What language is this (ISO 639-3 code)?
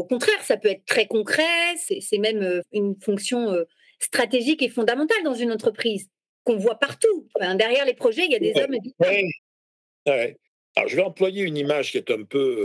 fra